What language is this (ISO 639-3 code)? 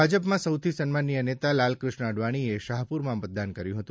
guj